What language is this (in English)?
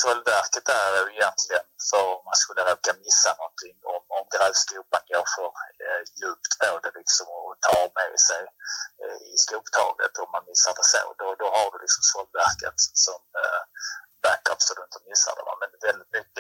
Swedish